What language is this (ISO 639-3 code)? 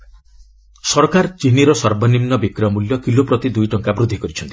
ori